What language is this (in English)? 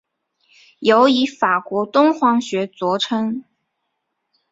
Chinese